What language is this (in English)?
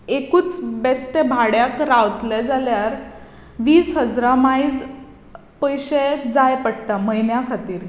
Konkani